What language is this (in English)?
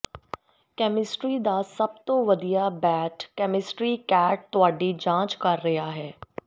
Punjabi